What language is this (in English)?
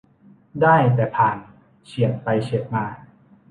Thai